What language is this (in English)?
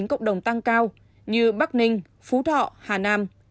Vietnamese